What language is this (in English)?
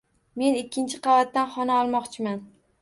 Uzbek